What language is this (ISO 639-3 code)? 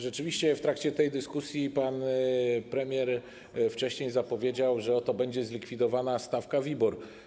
pol